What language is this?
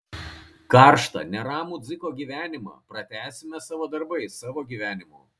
Lithuanian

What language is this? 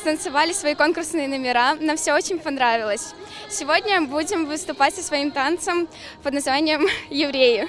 Polish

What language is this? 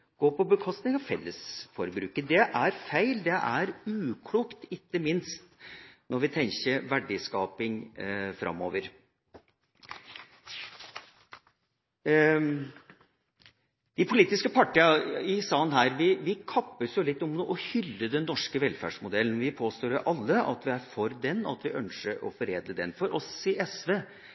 Norwegian Bokmål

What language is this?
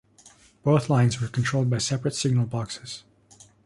English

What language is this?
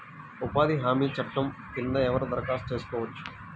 Telugu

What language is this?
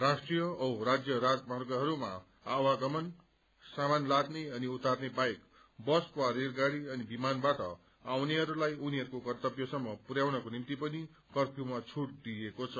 Nepali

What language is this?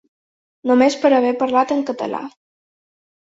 Catalan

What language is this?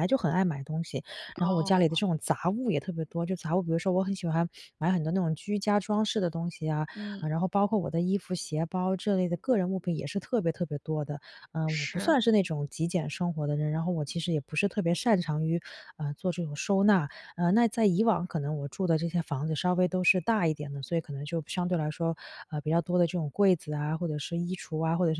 Chinese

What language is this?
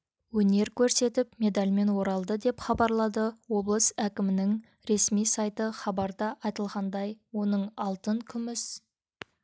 Kazakh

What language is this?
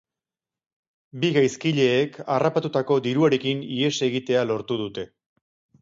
Basque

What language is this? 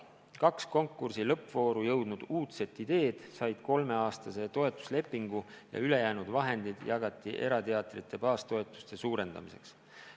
Estonian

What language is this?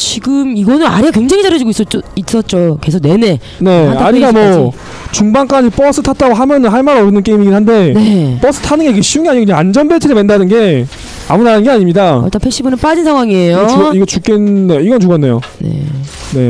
Korean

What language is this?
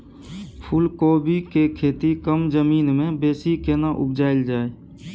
Maithili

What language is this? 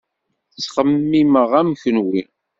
Kabyle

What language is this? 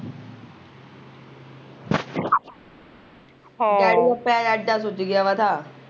Punjabi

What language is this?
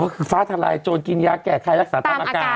Thai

